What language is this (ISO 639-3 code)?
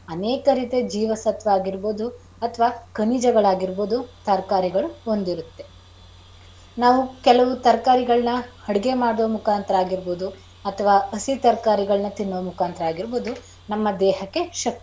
kan